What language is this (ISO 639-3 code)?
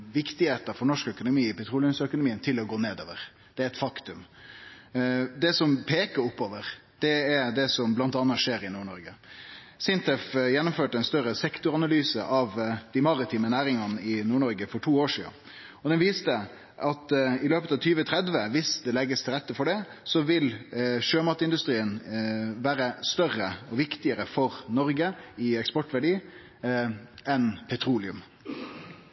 nno